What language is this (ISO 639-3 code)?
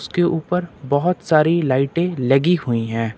hin